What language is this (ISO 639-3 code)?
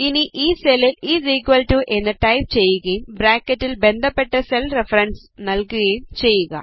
mal